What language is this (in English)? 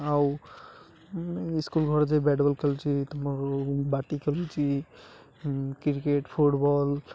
Odia